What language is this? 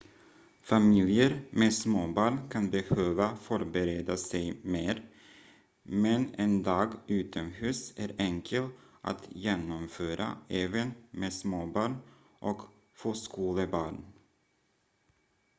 Swedish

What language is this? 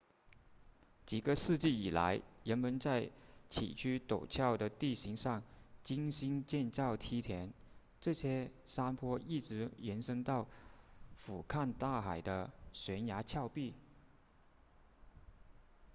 Chinese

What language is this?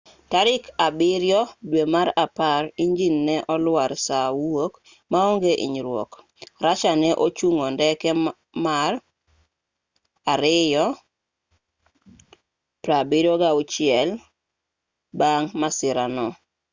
Luo (Kenya and Tanzania)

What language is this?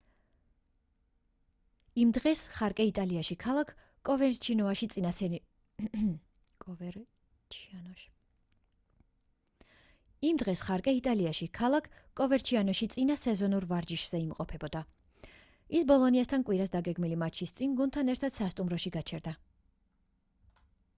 Georgian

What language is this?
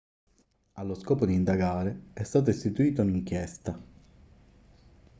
Italian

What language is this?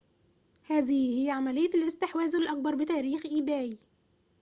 Arabic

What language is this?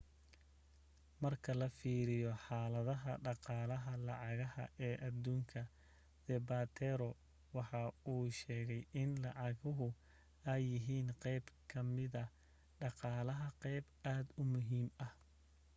Somali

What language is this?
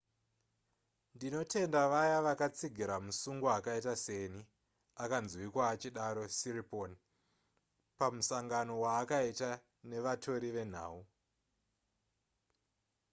Shona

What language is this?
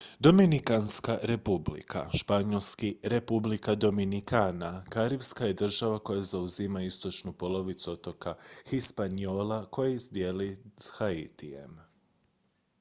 Croatian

